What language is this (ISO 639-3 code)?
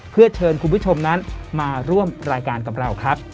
tha